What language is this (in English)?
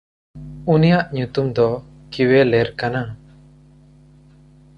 Santali